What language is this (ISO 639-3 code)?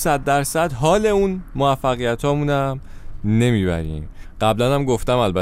fas